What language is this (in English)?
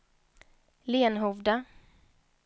Swedish